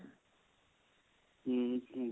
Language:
Punjabi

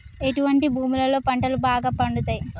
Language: Telugu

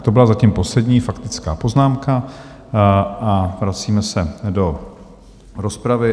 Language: Czech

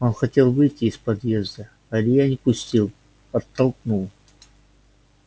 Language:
Russian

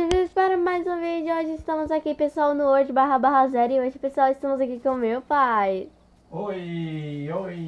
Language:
Portuguese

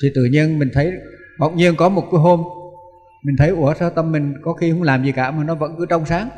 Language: Vietnamese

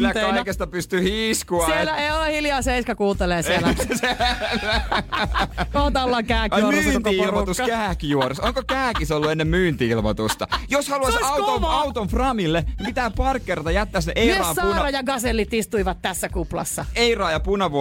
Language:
Finnish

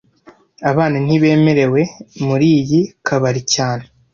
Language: Kinyarwanda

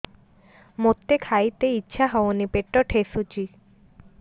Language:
Odia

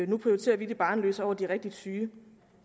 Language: Danish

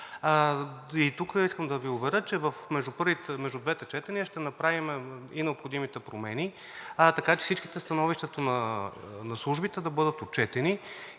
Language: Bulgarian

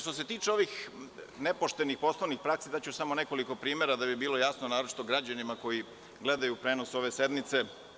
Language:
Serbian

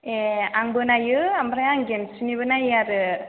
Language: Bodo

